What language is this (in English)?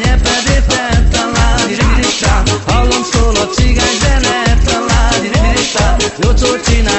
Arabic